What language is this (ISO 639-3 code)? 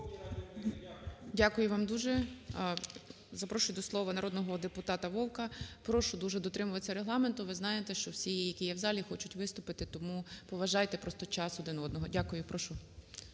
ukr